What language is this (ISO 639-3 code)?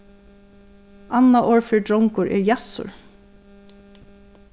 fao